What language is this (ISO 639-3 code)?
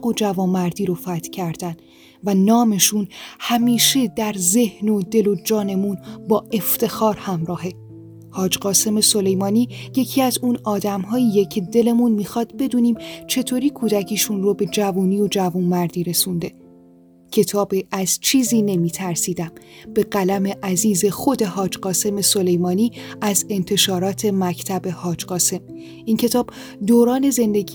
fas